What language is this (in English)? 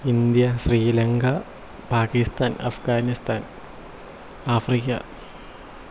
Malayalam